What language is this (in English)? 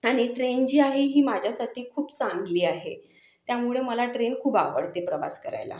Marathi